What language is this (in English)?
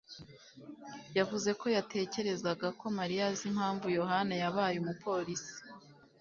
Kinyarwanda